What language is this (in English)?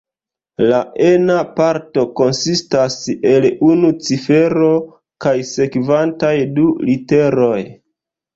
Esperanto